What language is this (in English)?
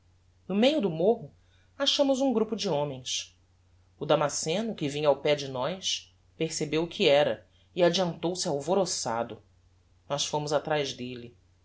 Portuguese